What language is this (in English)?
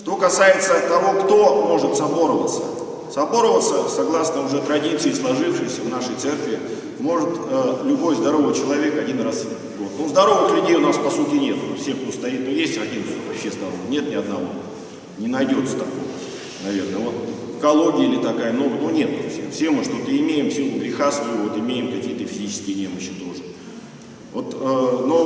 Russian